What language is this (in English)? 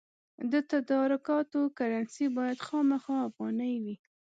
Pashto